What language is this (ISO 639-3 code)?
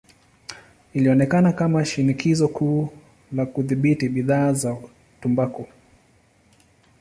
swa